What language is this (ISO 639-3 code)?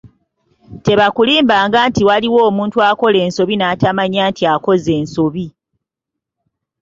lug